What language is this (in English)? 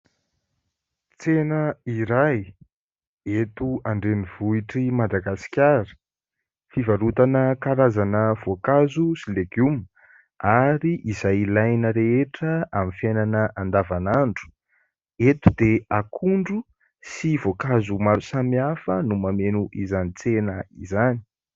Malagasy